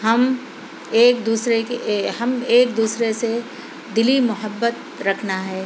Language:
Urdu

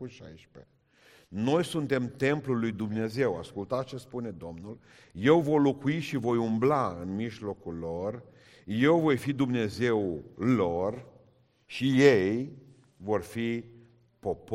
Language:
Romanian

